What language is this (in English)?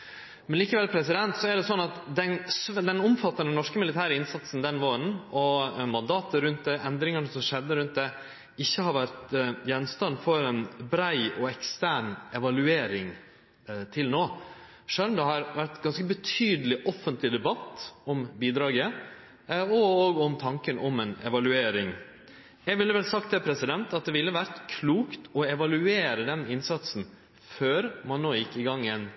Norwegian Nynorsk